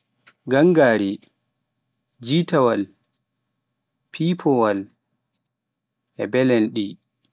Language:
Pular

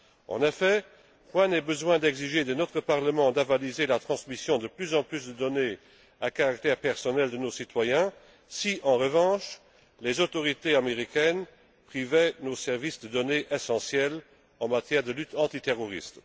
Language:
French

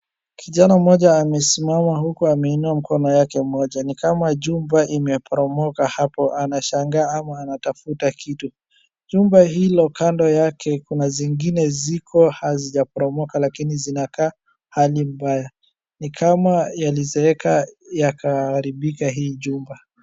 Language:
Swahili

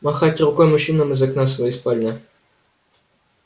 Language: Russian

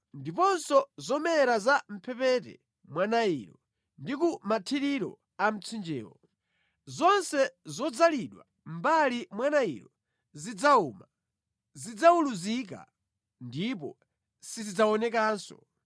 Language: Nyanja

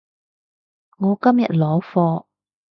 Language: Cantonese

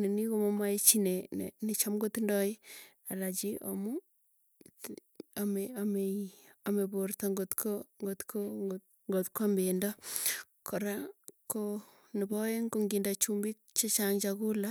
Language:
Tugen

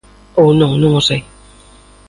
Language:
Galician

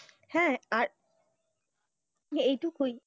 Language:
Bangla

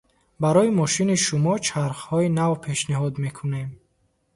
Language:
Tajik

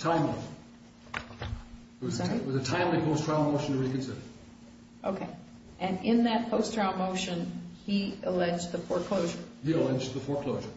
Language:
English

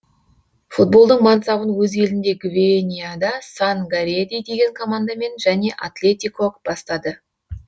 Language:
Kazakh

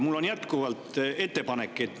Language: Estonian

